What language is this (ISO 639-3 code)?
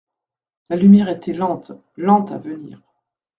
fra